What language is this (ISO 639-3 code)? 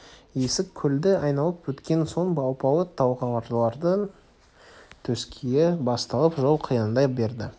kaz